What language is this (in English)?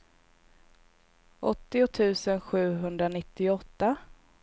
Swedish